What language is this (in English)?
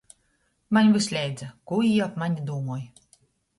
Latgalian